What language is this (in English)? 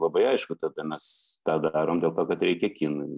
Lithuanian